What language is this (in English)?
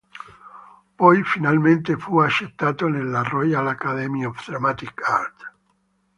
Italian